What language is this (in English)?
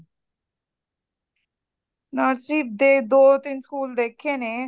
Punjabi